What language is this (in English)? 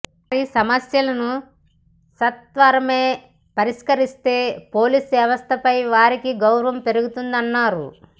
Telugu